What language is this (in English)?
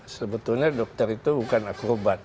Indonesian